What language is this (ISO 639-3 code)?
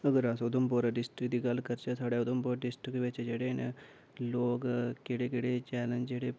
doi